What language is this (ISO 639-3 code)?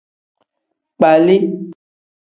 kdh